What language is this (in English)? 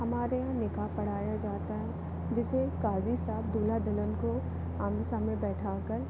Hindi